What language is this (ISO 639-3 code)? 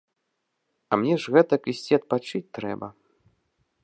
bel